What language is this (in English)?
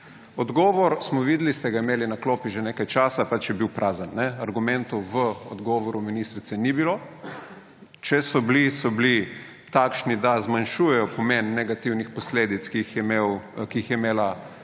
Slovenian